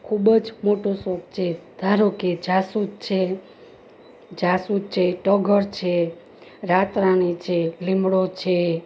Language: Gujarati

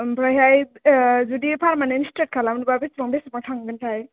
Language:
Bodo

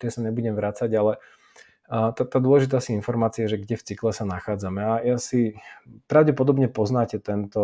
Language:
Slovak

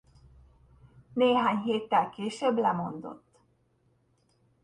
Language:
Hungarian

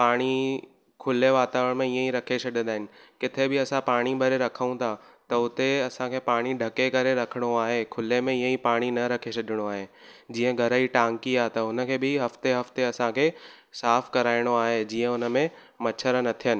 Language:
Sindhi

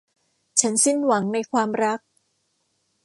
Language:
Thai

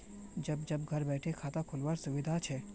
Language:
Magahi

